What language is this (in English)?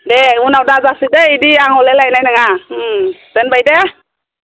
Bodo